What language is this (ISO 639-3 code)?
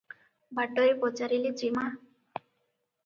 ori